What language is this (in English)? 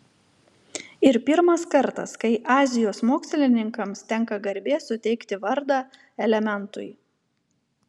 Lithuanian